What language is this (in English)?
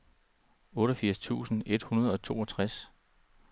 Danish